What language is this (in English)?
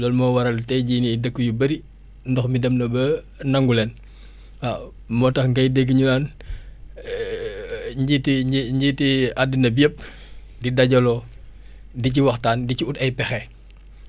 Wolof